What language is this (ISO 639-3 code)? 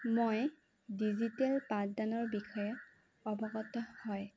asm